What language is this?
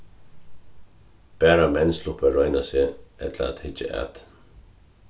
Faroese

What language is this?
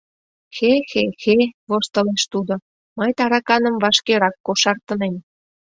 Mari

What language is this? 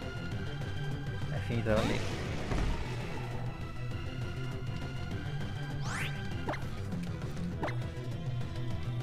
Italian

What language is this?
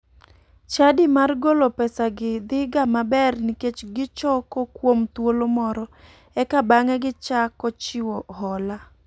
Luo (Kenya and Tanzania)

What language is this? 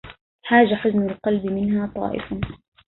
Arabic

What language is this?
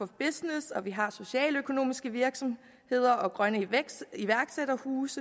Danish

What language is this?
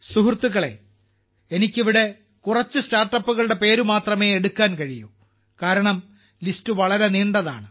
Malayalam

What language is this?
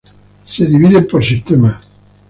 Spanish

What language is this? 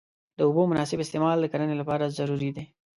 Pashto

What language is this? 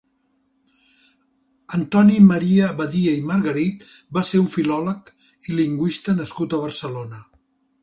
Catalan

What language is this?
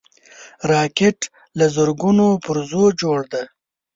Pashto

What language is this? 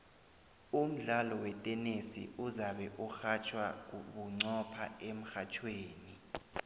South Ndebele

